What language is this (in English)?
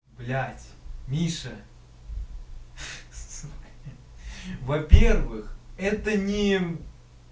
Russian